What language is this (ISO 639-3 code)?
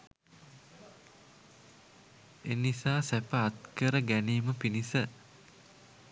sin